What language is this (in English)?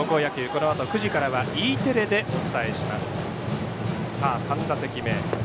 Japanese